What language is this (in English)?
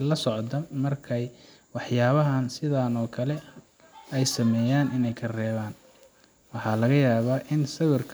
Somali